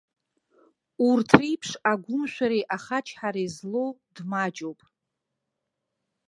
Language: Abkhazian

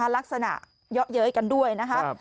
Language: Thai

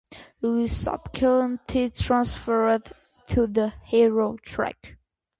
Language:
English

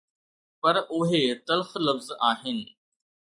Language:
Sindhi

